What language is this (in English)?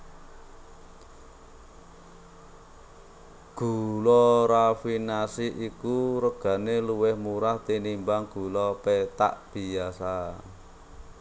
Javanese